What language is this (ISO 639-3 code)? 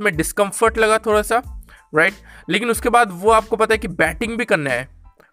hin